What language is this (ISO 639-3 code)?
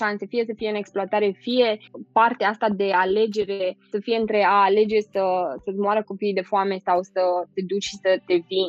ron